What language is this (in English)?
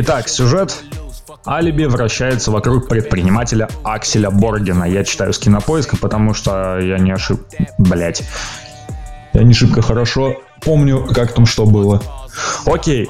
Russian